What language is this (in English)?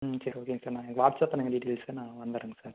Tamil